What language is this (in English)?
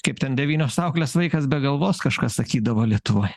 Lithuanian